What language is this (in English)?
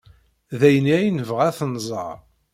Kabyle